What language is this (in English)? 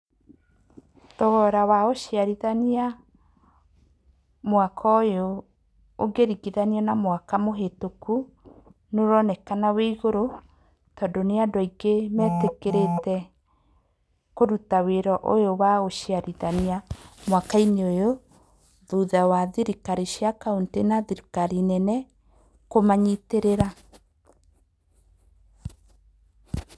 Kikuyu